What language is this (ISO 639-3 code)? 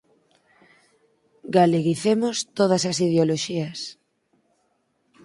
glg